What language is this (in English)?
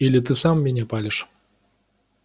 Russian